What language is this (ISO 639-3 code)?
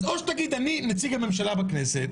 heb